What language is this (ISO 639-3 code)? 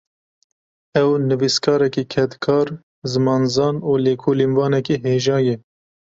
kur